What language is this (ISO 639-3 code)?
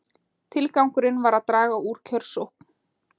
isl